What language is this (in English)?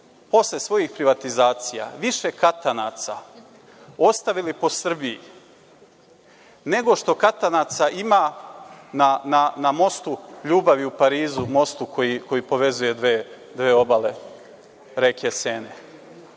Serbian